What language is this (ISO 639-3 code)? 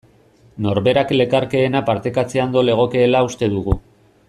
eus